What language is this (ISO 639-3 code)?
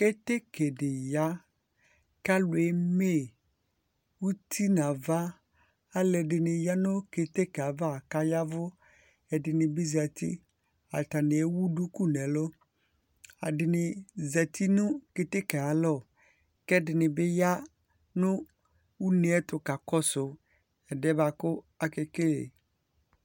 kpo